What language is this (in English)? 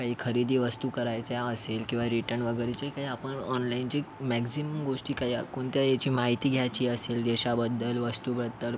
Marathi